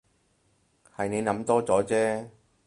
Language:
Cantonese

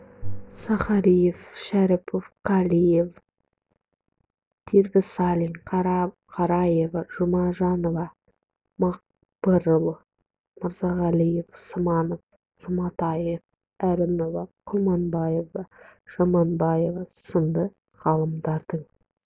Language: Kazakh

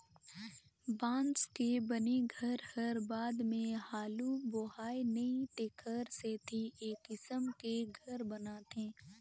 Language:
Chhattisgarhi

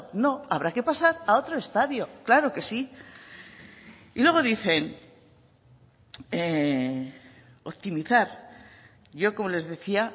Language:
Spanish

